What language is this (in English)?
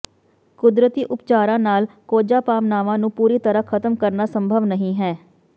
Punjabi